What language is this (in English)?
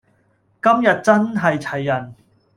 Cantonese